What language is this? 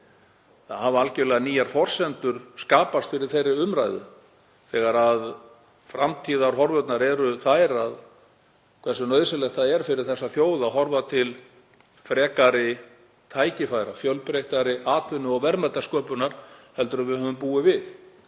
Icelandic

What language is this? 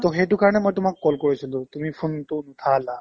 Assamese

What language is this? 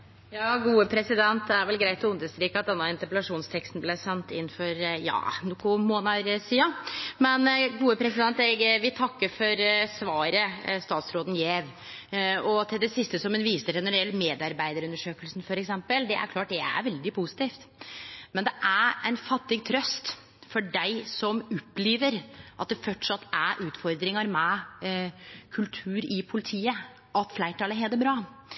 Norwegian Nynorsk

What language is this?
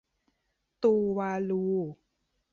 Thai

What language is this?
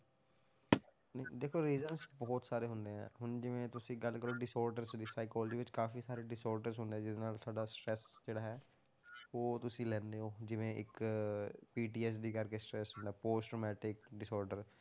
Punjabi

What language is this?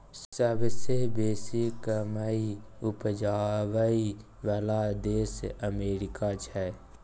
Maithili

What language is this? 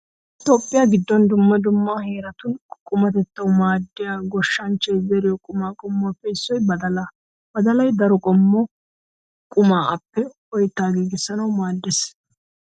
Wolaytta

